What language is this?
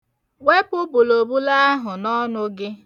Igbo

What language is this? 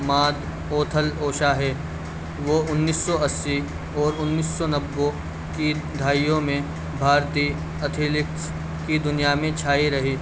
Urdu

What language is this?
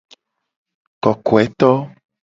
Gen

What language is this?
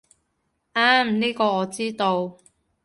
Cantonese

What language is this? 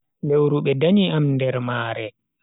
Bagirmi Fulfulde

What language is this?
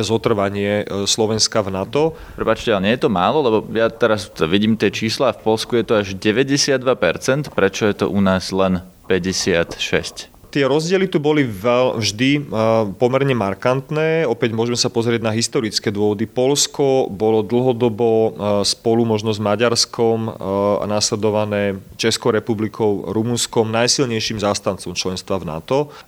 Slovak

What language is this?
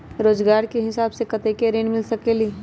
Magahi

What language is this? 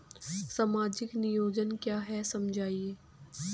Hindi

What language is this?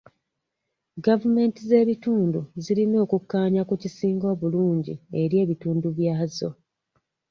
Ganda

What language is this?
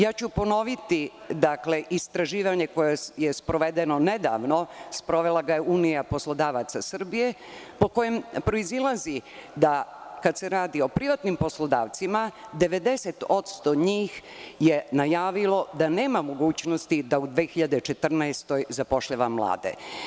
Serbian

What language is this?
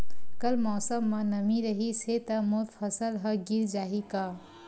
Chhattisgarhi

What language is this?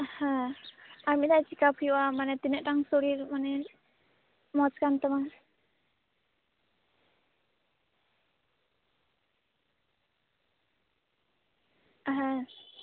Santali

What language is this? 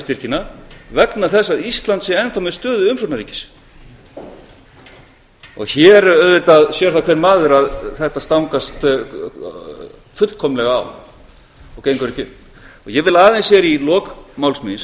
Icelandic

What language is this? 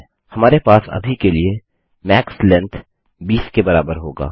Hindi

